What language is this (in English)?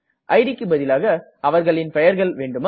Tamil